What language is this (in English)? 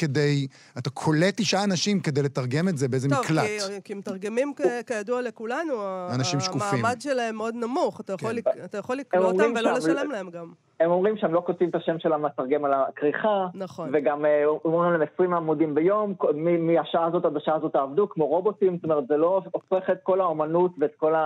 Hebrew